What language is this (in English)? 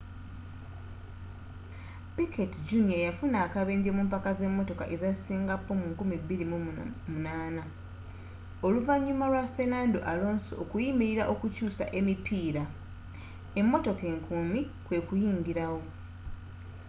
Ganda